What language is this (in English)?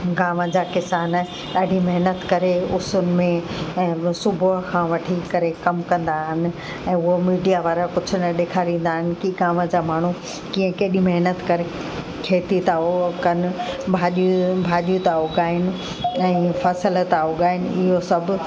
Sindhi